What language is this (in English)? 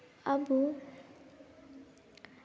Santali